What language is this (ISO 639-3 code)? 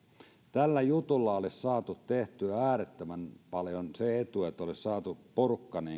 fin